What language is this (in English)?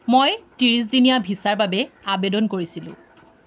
Assamese